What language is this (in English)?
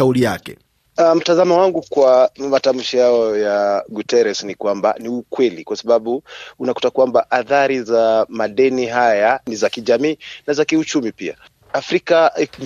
Swahili